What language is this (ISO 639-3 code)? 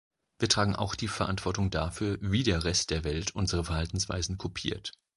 deu